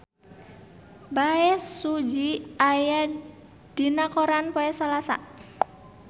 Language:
Sundanese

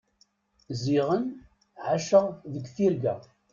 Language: Kabyle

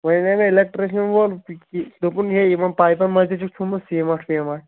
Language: Kashmiri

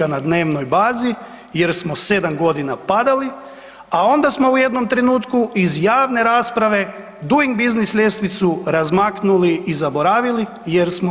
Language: Croatian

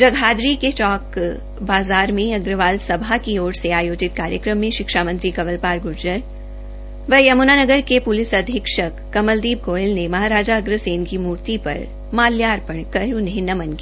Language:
Hindi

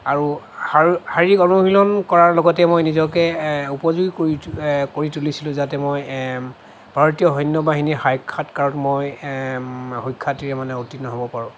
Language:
Assamese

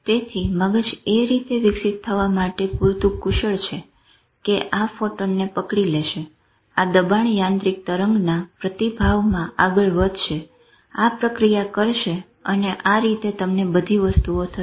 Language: Gujarati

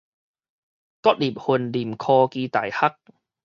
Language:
Min Nan Chinese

